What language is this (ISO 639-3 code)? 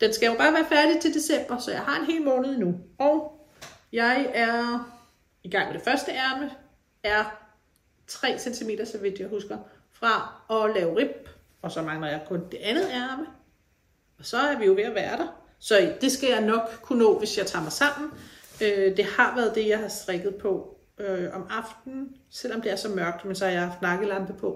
dan